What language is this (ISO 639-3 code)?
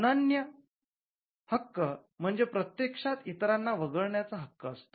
mar